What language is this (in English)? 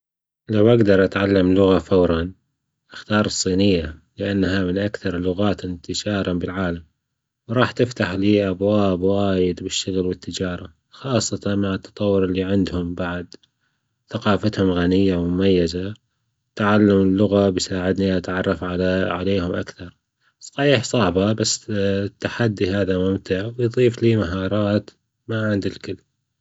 Gulf Arabic